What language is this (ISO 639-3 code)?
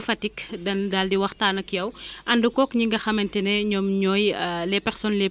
wol